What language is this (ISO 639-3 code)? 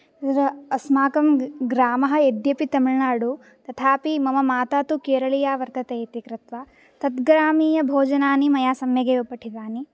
san